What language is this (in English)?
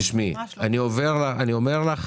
Hebrew